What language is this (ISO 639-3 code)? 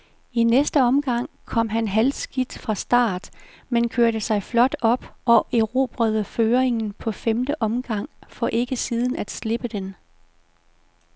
dan